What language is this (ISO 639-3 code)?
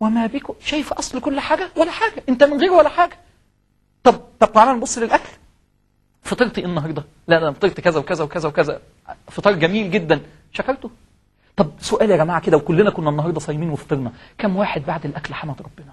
ara